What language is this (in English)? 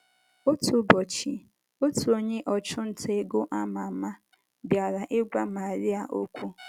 Igbo